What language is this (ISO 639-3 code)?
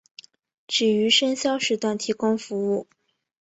zho